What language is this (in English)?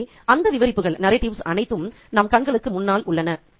Tamil